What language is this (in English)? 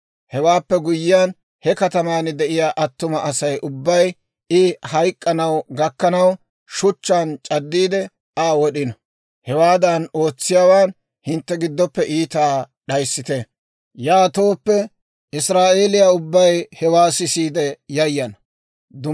Dawro